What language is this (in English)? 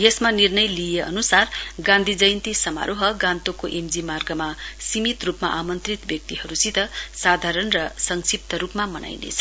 Nepali